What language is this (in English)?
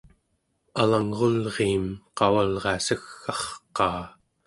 Central Yupik